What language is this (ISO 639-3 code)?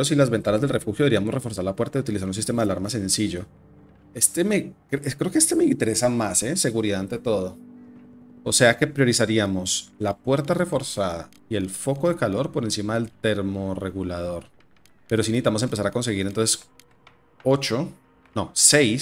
spa